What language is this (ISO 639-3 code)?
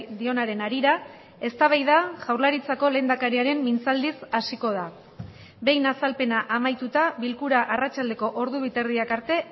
eus